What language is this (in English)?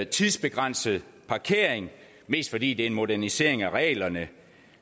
Danish